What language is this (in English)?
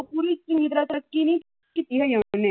Punjabi